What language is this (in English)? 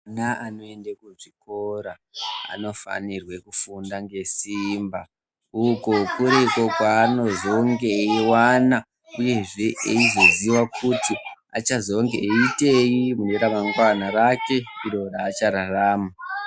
Ndau